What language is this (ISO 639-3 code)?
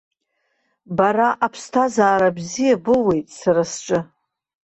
abk